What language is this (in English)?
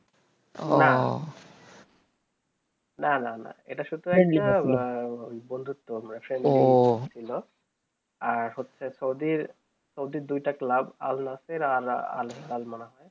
Bangla